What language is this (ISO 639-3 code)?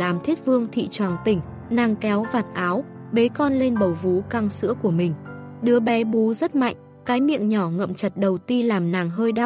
vie